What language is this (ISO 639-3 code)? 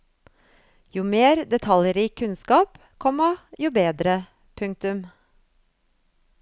nor